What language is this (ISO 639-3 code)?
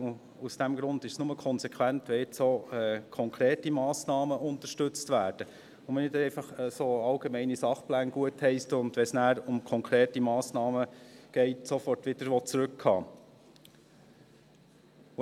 gsw